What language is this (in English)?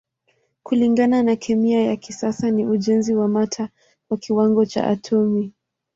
Swahili